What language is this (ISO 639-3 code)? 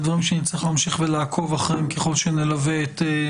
heb